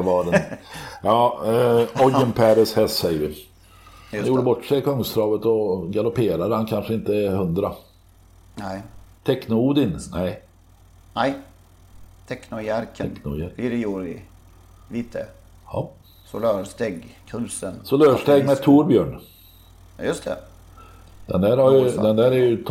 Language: Swedish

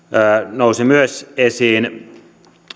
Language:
Finnish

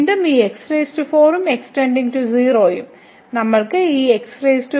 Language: Malayalam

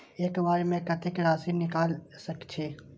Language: Maithili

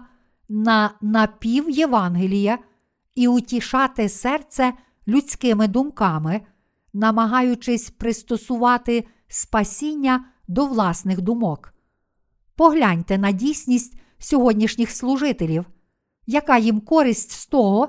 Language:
Ukrainian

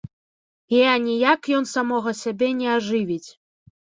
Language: Belarusian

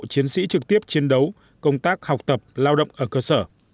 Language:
Vietnamese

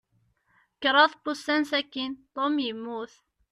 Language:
Kabyle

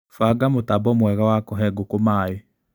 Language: Kikuyu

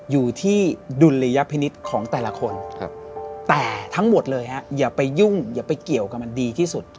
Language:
Thai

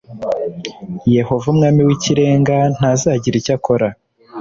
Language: Kinyarwanda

